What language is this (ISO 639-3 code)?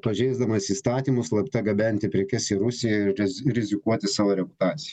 lit